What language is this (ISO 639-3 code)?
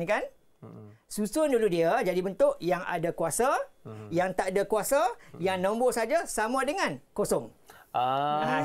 msa